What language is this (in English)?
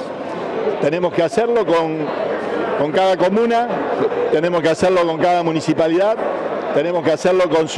Spanish